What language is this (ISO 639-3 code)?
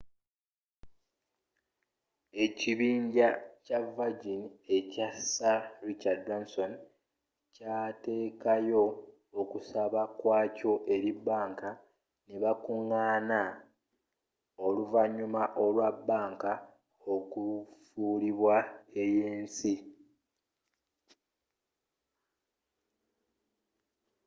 lug